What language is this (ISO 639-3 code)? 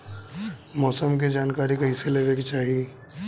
bho